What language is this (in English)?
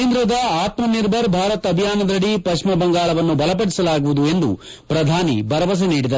Kannada